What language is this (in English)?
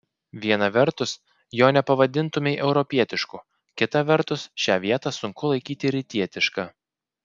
Lithuanian